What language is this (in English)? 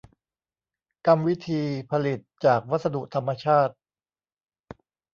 Thai